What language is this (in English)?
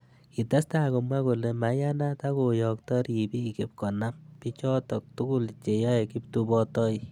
Kalenjin